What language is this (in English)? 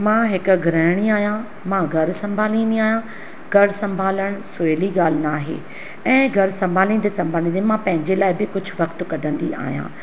Sindhi